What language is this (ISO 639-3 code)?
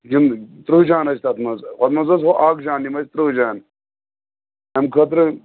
kas